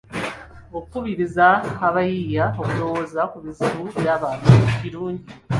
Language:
Ganda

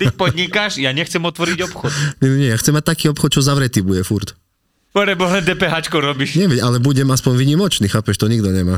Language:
Slovak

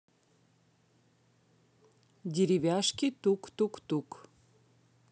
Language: Russian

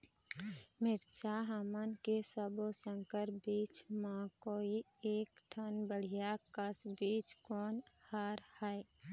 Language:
Chhattisgarhi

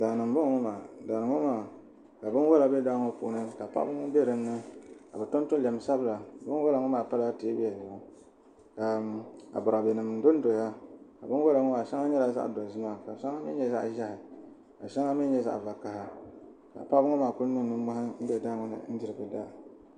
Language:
Dagbani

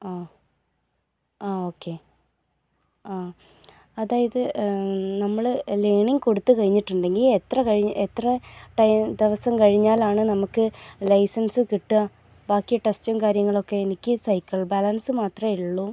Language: Malayalam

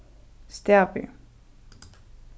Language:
Faroese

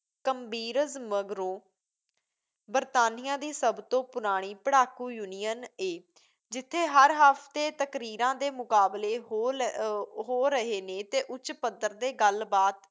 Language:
Punjabi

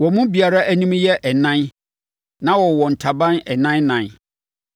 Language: Akan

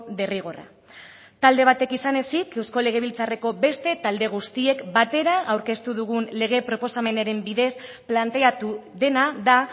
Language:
Basque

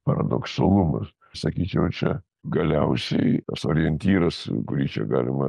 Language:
Lithuanian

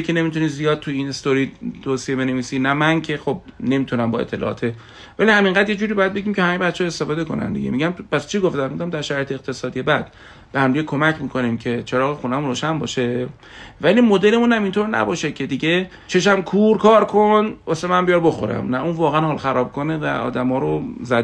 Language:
Persian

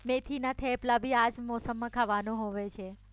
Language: Gujarati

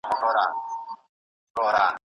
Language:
Pashto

